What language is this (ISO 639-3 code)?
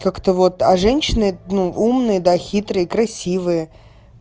rus